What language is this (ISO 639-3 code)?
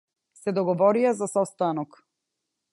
mkd